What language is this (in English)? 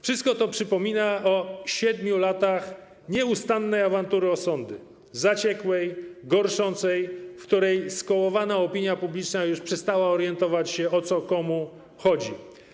Polish